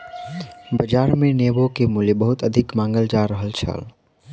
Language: Maithili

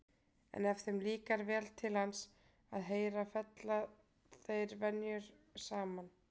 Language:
Icelandic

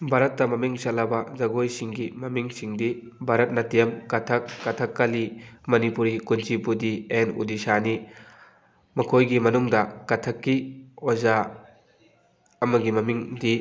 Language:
Manipuri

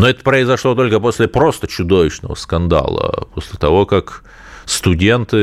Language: Russian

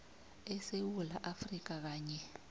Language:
South Ndebele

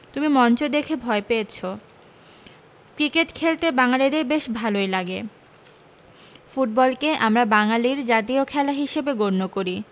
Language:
Bangla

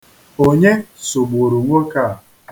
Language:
Igbo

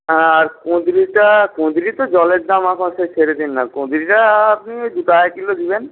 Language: Bangla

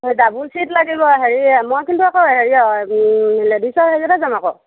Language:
Assamese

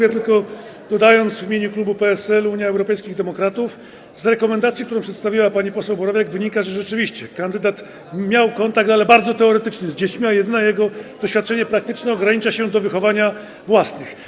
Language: Polish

